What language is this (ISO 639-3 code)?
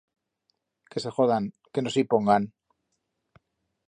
arg